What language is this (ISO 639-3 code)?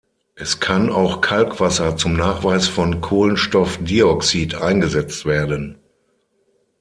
deu